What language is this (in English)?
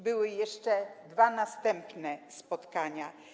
Polish